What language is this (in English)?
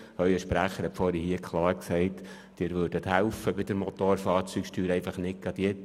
Swiss German